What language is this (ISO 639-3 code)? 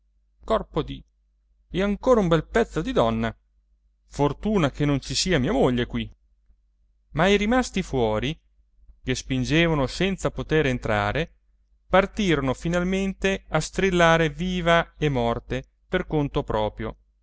ita